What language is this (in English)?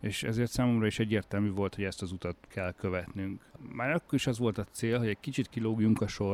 Hungarian